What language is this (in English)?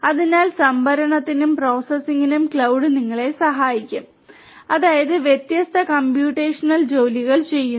Malayalam